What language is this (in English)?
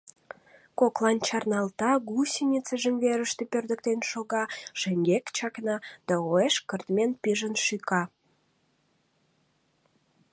Mari